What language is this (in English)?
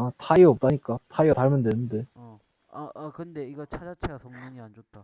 Korean